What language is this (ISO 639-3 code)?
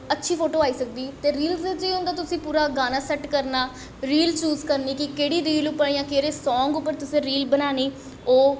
doi